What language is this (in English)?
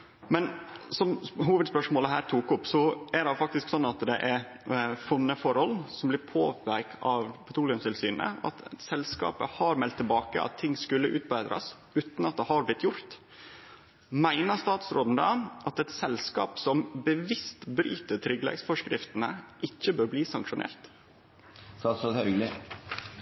Norwegian Nynorsk